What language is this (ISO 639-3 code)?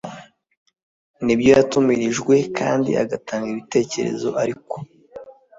kin